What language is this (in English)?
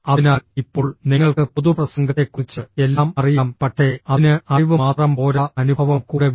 Malayalam